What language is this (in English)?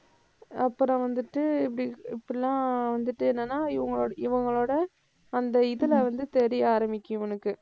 Tamil